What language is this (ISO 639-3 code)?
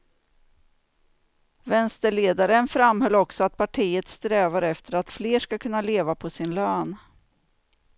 swe